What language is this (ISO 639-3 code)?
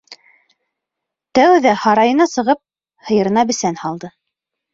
bak